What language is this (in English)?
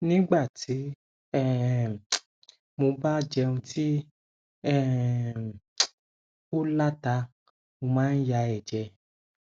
Yoruba